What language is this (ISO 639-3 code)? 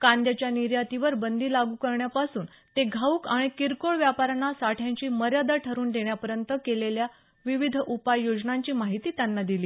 mar